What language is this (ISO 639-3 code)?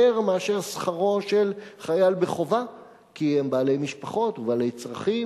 heb